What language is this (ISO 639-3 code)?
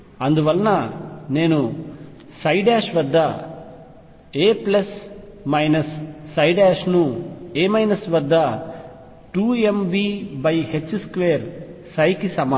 tel